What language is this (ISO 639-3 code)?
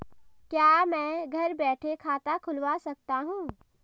hin